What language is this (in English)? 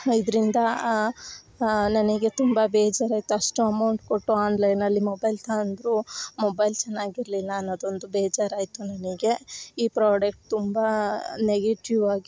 Kannada